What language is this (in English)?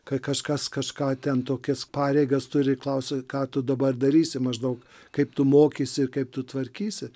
Lithuanian